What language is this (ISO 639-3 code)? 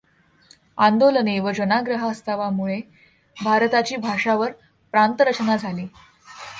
mar